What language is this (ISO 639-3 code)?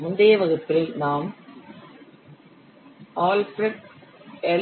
tam